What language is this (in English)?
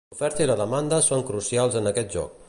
Catalan